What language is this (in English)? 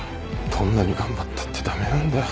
Japanese